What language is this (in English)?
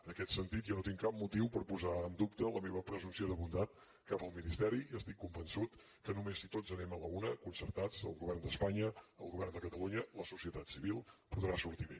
Catalan